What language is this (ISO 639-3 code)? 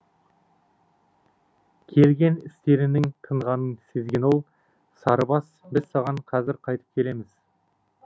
kaz